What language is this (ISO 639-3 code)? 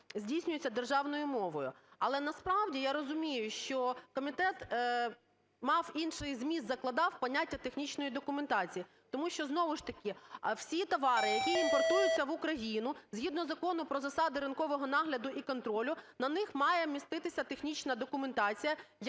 ukr